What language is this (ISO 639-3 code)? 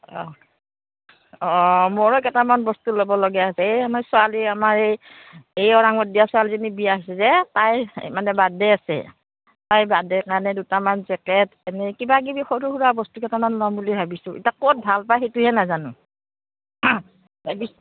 asm